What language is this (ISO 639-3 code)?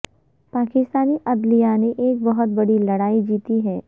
urd